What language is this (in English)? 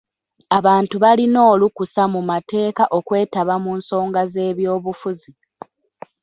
Ganda